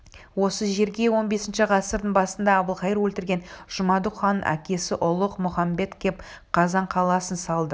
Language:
Kazakh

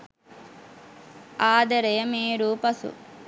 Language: Sinhala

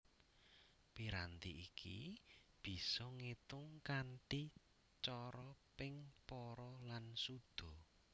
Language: Javanese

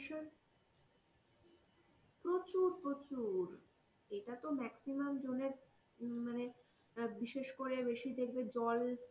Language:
Bangla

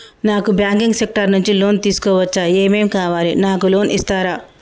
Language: Telugu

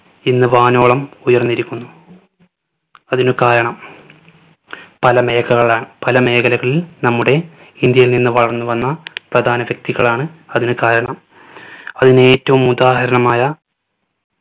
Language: Malayalam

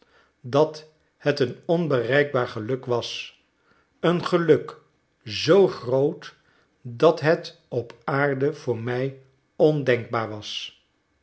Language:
Dutch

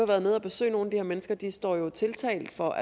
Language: Danish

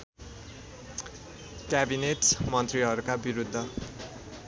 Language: Nepali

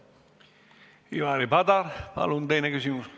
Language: Estonian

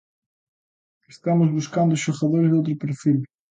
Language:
Galician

